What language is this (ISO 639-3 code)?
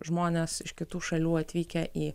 lit